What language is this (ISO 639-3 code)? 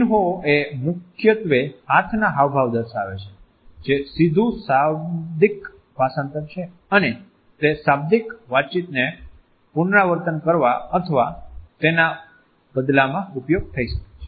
guj